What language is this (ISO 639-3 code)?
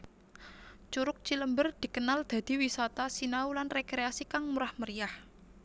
jav